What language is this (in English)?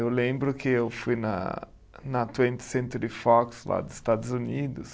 Portuguese